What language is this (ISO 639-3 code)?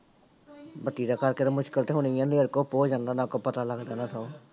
pan